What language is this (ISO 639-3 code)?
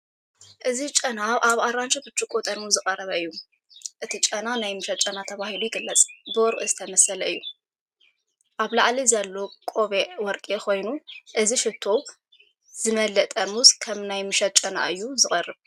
tir